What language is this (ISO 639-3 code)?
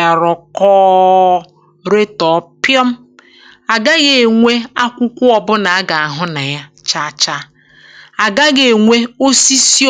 ibo